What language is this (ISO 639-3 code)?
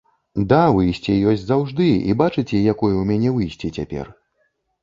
bel